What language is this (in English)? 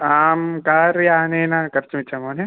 Sanskrit